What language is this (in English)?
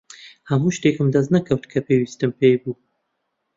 Central Kurdish